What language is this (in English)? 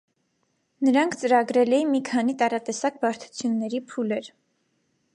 Armenian